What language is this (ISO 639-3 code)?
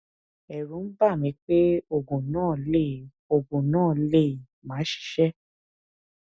yor